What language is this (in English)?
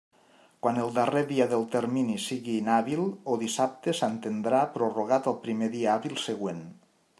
Catalan